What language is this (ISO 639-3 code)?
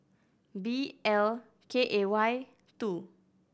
eng